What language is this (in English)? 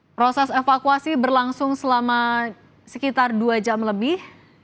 Indonesian